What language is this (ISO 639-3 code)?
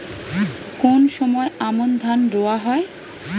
ben